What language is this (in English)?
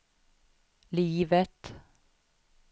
Swedish